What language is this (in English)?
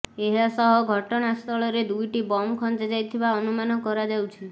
Odia